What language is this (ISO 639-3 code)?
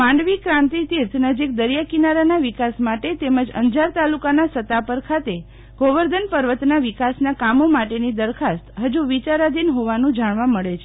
guj